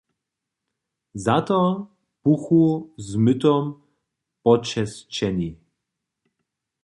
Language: Upper Sorbian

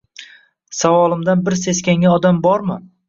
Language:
Uzbek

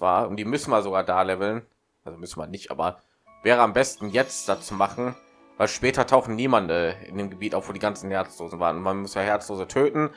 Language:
German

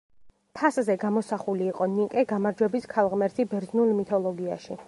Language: Georgian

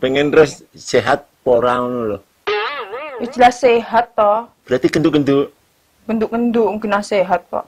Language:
Indonesian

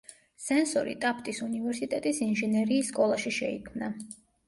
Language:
Georgian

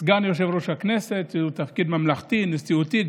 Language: Hebrew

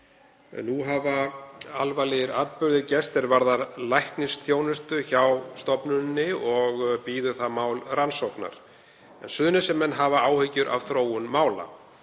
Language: Icelandic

